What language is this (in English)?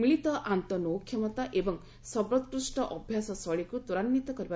Odia